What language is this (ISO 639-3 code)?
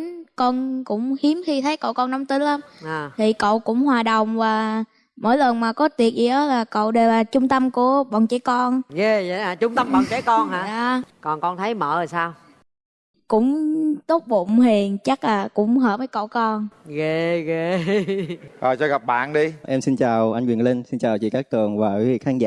vie